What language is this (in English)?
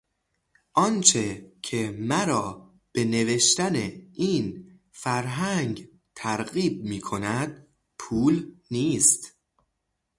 Persian